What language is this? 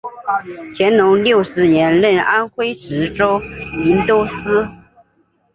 Chinese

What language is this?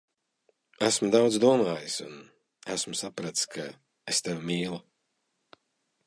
Latvian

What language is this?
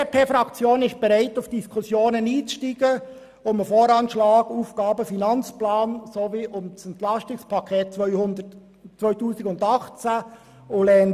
Swiss German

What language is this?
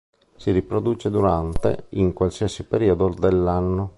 Italian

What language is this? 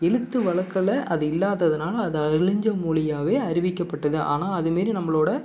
Tamil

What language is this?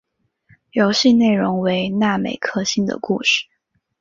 Chinese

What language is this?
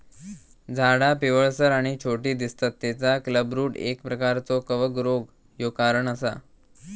Marathi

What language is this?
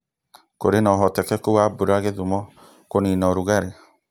Kikuyu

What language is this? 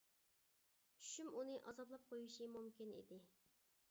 Uyghur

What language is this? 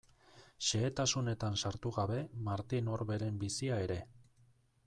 Basque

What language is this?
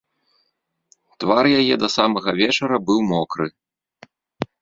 Belarusian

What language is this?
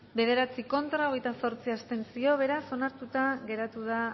Basque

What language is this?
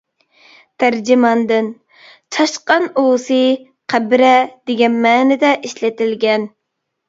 Uyghur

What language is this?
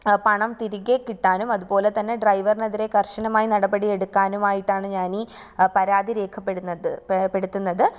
Malayalam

